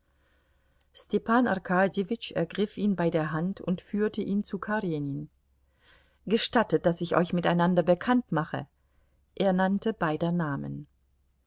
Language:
German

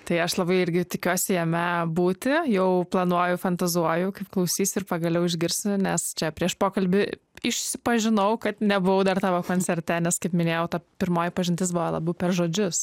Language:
Lithuanian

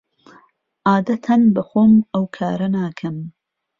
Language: Central Kurdish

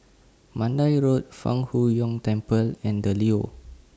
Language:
English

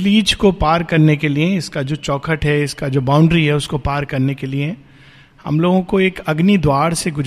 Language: Hindi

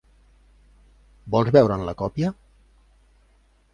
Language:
Catalan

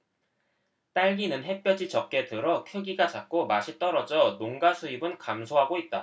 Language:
Korean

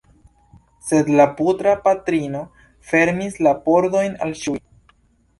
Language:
Esperanto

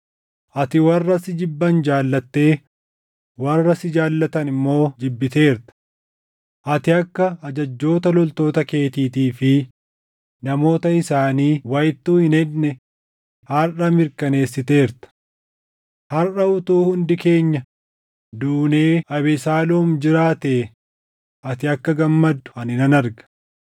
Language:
Oromo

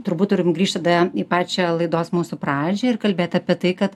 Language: Lithuanian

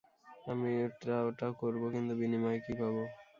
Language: Bangla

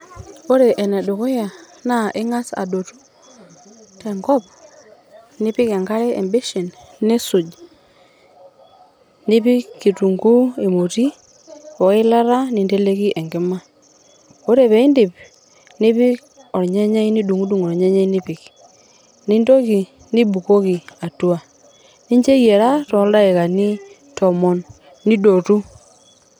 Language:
Masai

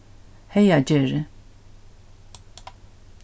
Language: Faroese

